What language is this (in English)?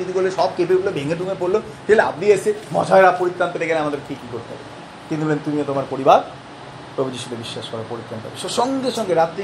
Bangla